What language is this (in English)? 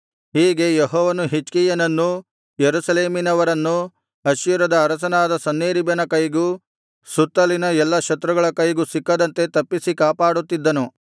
Kannada